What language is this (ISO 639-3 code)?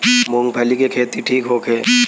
bho